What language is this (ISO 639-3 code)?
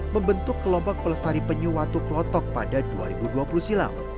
ind